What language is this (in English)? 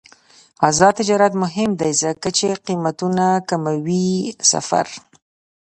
Pashto